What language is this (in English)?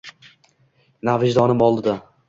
Uzbek